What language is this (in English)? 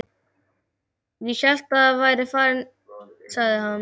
Icelandic